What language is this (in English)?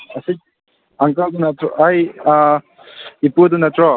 Manipuri